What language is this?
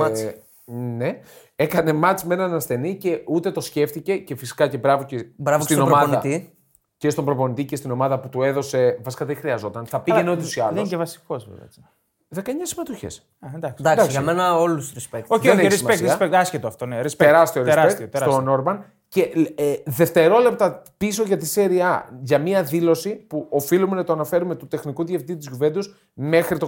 Greek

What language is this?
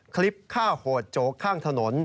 Thai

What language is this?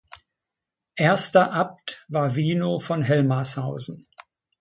German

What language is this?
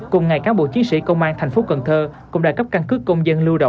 Vietnamese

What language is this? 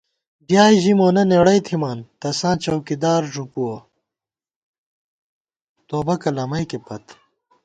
Gawar-Bati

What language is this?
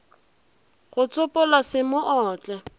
Northern Sotho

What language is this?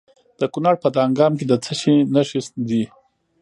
Pashto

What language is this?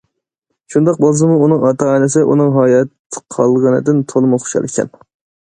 Uyghur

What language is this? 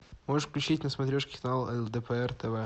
Russian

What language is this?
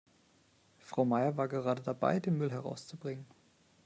German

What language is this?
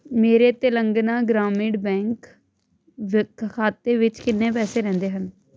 Punjabi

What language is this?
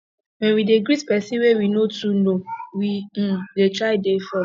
Nigerian Pidgin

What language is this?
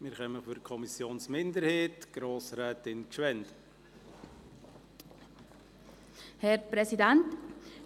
Swiss German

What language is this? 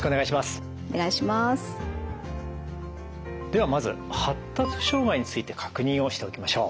Japanese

